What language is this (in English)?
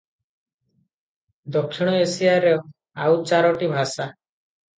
Odia